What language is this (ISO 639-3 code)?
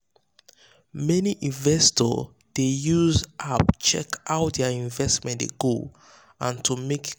pcm